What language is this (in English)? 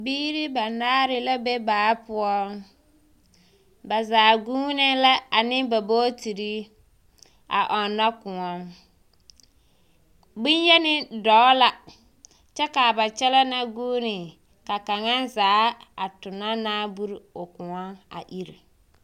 Southern Dagaare